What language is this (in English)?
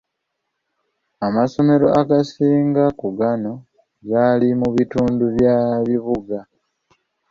Ganda